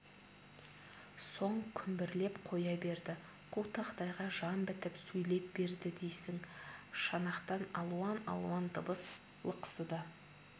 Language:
Kazakh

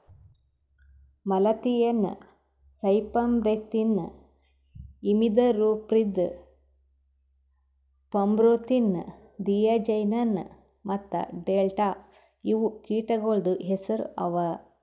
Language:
Kannada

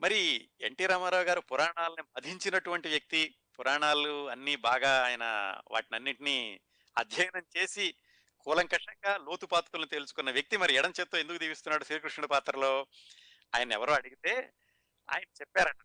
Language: Telugu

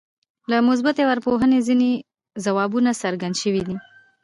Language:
Pashto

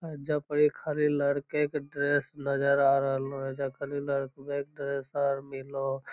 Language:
Magahi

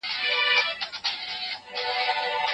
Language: Pashto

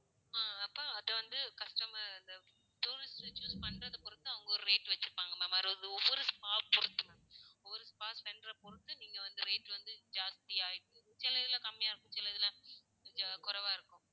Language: Tamil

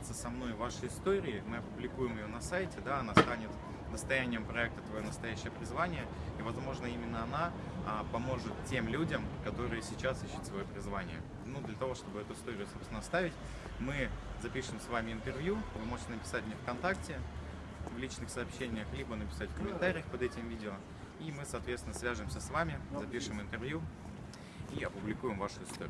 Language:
Russian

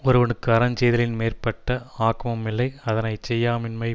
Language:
Tamil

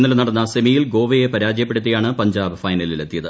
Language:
Malayalam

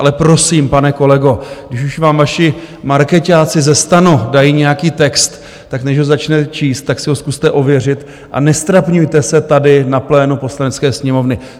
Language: Czech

